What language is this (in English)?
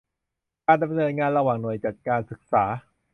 Thai